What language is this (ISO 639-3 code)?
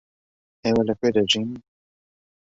ckb